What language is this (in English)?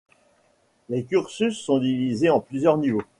French